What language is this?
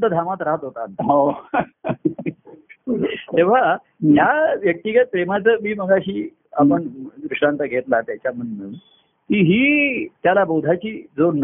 Marathi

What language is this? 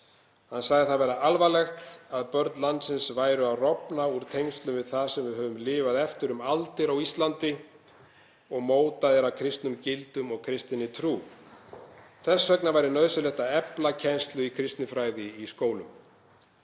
Icelandic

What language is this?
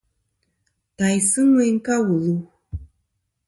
Kom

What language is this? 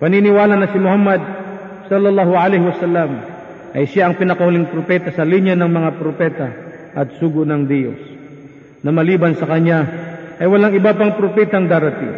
Filipino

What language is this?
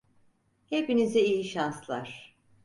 Turkish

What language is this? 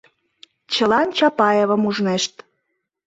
Mari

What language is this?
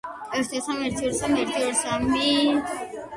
Georgian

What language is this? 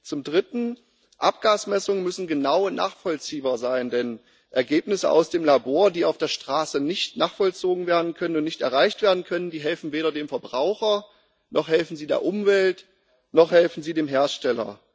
German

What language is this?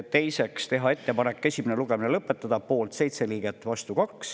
Estonian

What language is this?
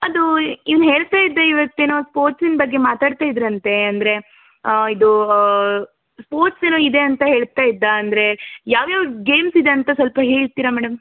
Kannada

